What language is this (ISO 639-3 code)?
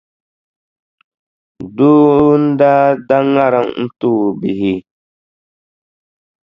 dag